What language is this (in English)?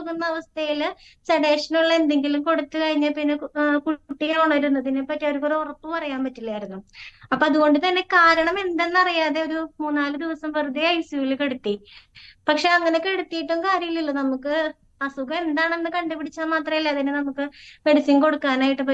Malayalam